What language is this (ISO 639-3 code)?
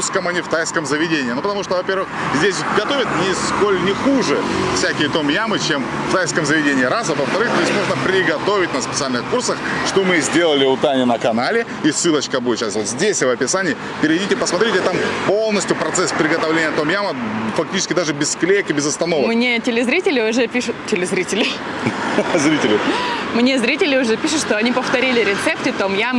rus